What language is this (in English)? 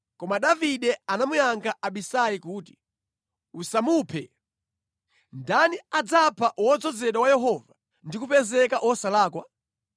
Nyanja